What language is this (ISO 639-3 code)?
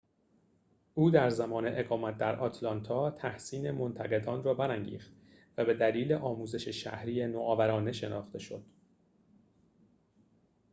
fas